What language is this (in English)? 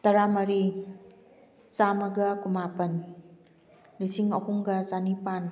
Manipuri